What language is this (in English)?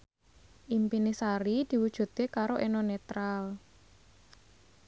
Javanese